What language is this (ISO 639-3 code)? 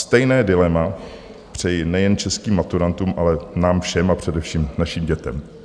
ces